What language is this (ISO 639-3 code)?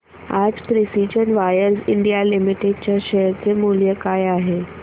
mar